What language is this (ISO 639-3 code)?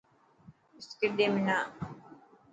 mki